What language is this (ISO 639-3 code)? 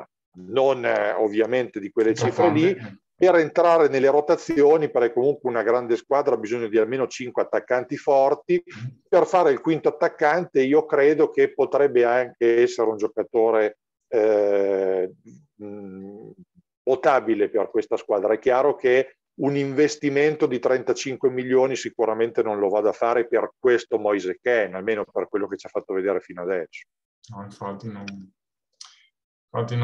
ita